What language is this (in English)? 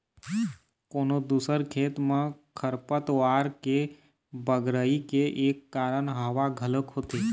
Chhattisgarhi